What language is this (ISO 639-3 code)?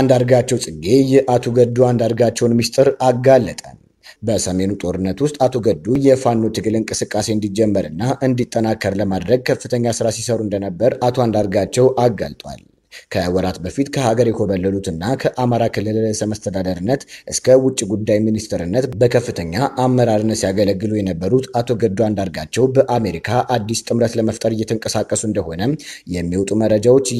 ara